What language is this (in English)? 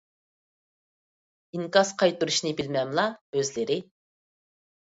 Uyghur